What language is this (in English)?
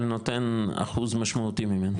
Hebrew